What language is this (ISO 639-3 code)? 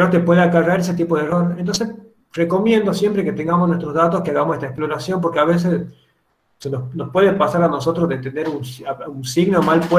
spa